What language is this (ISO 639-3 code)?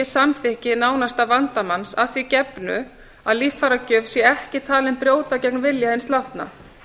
isl